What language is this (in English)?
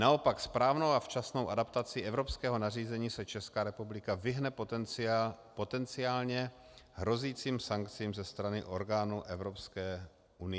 Czech